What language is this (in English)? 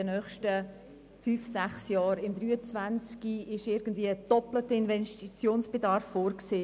Swiss German